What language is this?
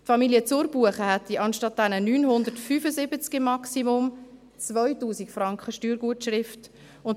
Swiss German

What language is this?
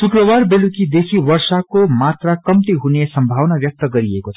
Nepali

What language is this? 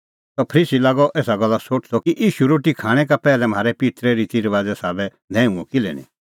Kullu Pahari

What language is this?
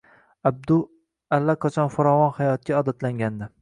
Uzbek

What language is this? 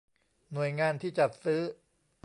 Thai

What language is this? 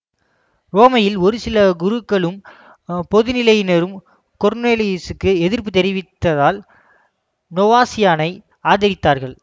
Tamil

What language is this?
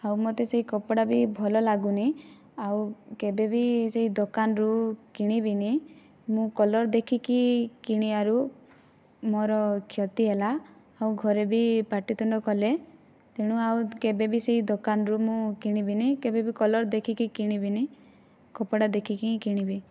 Odia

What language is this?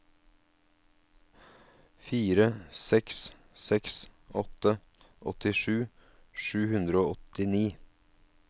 Norwegian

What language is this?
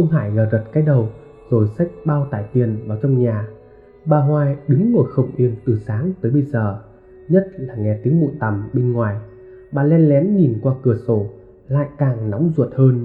Vietnamese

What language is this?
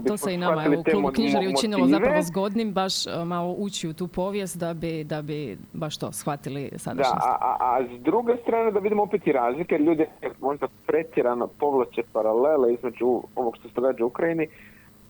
Croatian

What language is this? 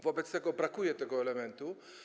Polish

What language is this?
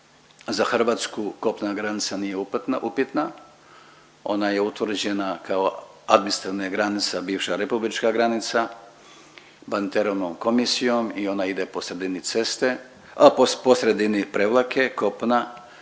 Croatian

